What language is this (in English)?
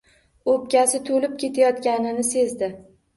Uzbek